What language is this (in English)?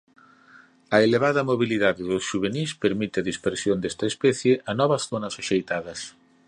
Galician